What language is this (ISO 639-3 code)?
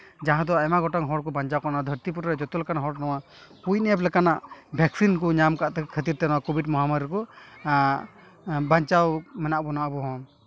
sat